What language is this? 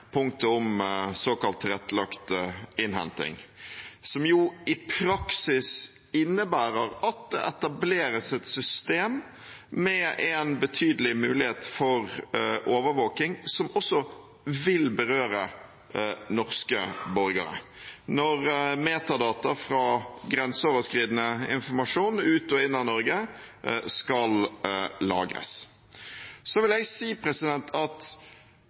Norwegian Bokmål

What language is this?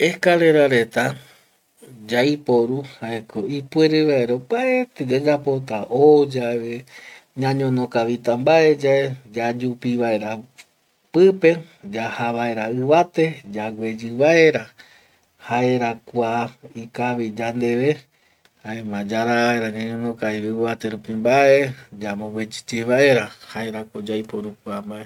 Eastern Bolivian Guaraní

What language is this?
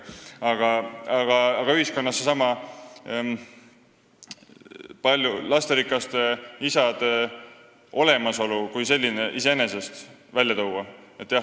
Estonian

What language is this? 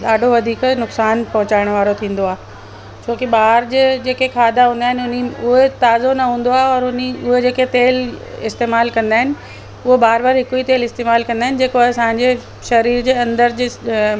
Sindhi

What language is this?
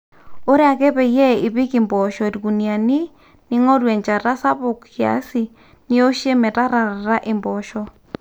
Masai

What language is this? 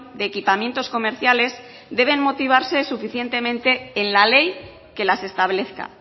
Spanish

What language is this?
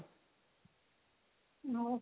Odia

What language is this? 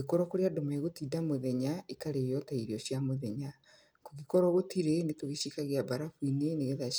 Kikuyu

